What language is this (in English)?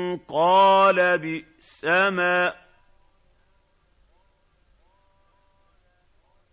Arabic